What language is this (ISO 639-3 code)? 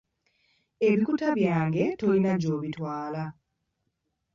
lug